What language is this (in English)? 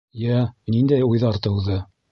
Bashkir